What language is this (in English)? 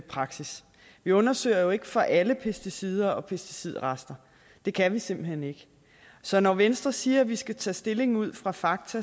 Danish